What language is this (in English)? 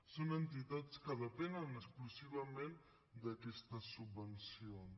Catalan